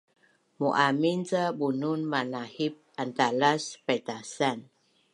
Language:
Bunun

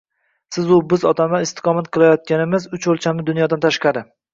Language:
Uzbek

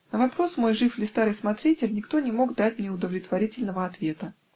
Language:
Russian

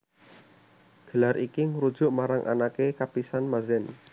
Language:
Javanese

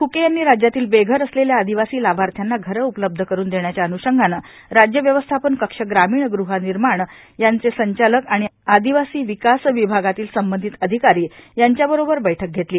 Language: Marathi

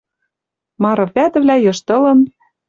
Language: Western Mari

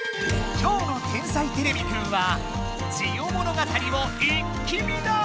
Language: Japanese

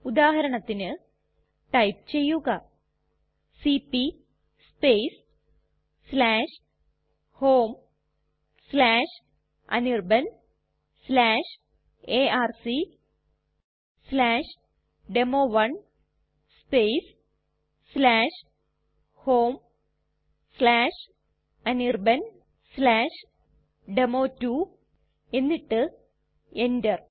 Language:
Malayalam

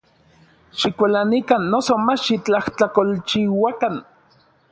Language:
Orizaba Nahuatl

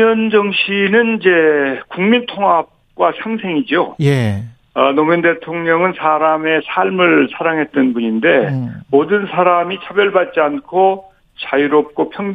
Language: Korean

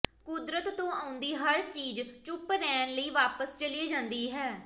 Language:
Punjabi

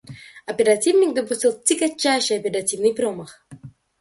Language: Russian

